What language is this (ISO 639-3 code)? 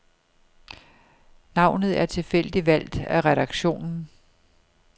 dan